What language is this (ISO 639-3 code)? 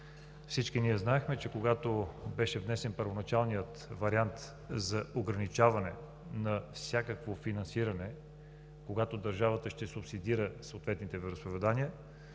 bul